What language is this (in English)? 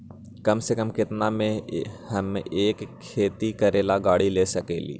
Magahi